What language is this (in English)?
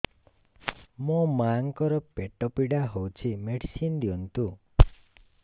Odia